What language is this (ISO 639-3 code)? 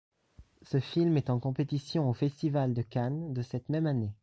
fra